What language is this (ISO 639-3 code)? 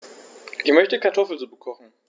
deu